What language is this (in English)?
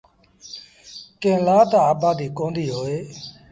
Sindhi Bhil